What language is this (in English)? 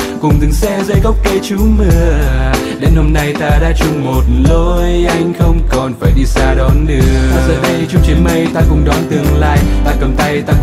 Vietnamese